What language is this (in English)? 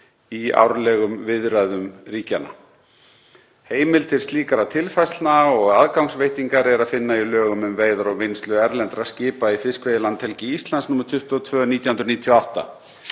Icelandic